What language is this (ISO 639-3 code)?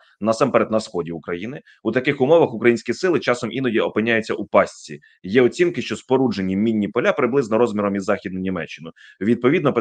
ukr